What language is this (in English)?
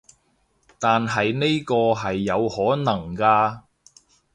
Cantonese